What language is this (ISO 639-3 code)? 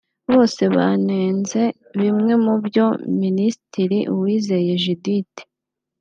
kin